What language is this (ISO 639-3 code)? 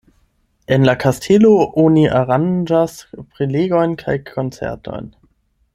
epo